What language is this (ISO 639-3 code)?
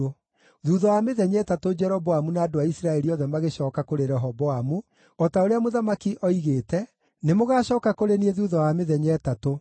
kik